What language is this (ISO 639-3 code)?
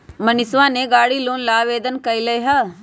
mag